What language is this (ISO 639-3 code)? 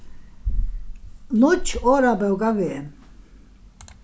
fao